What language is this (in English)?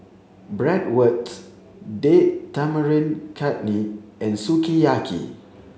English